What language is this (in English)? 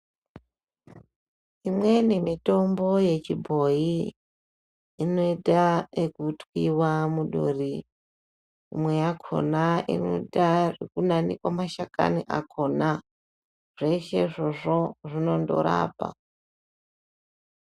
Ndau